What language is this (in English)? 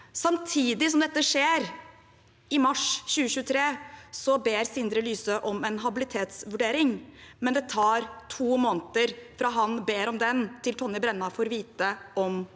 Norwegian